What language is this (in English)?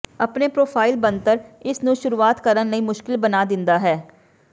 Punjabi